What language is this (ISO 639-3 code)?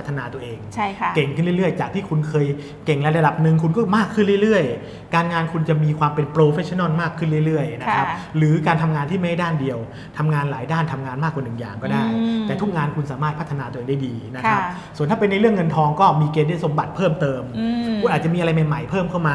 tha